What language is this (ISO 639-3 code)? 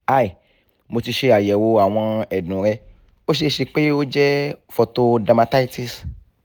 yor